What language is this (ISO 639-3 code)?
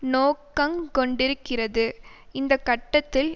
tam